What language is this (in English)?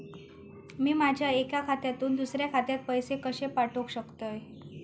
Marathi